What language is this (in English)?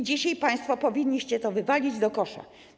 Polish